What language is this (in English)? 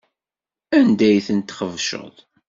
Kabyle